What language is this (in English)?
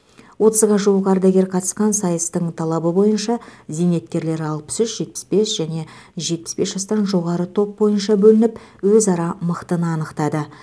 Kazakh